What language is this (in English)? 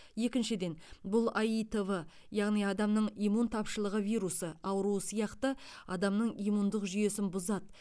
Kazakh